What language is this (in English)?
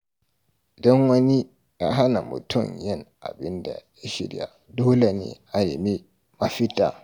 Hausa